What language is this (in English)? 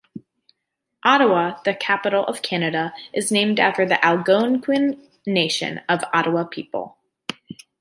English